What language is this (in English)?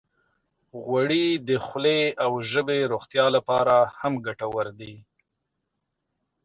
Pashto